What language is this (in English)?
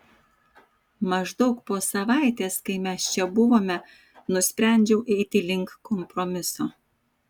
Lithuanian